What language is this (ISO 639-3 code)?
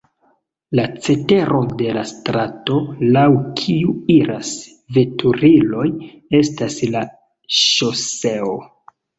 epo